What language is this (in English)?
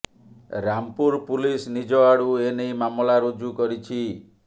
Odia